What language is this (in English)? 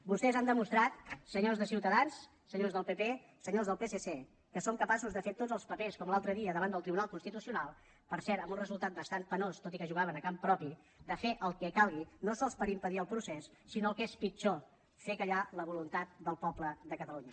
Catalan